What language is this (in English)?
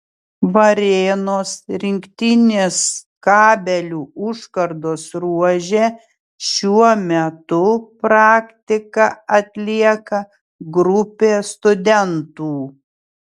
Lithuanian